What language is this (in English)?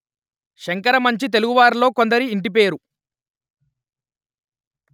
Telugu